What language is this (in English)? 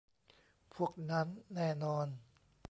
Thai